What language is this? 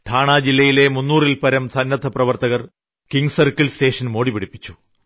Malayalam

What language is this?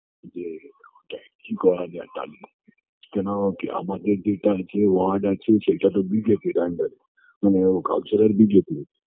Bangla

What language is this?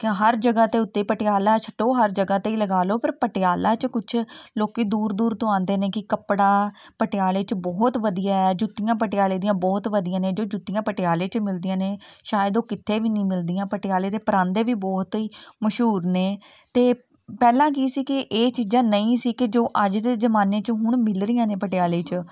Punjabi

